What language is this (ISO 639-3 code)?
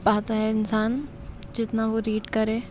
urd